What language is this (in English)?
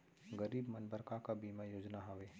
Chhattisgarhi